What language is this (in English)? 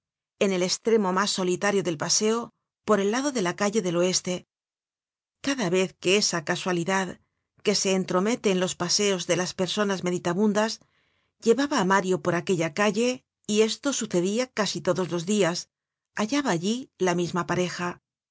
Spanish